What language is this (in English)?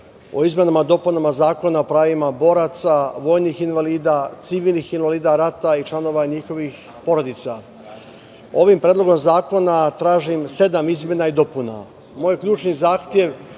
Serbian